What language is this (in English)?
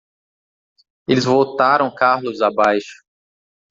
Portuguese